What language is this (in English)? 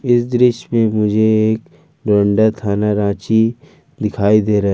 Hindi